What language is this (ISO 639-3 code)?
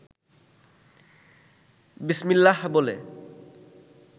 ben